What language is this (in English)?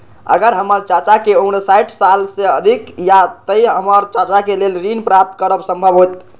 Maithili